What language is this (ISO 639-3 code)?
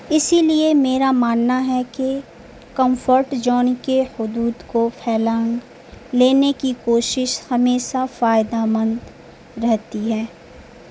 urd